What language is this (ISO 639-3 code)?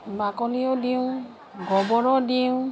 asm